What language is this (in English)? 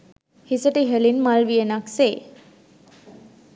Sinhala